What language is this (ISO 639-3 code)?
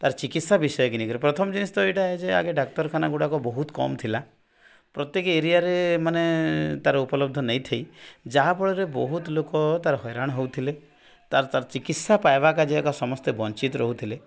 ori